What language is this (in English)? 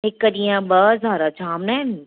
Sindhi